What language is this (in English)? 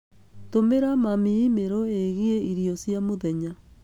Kikuyu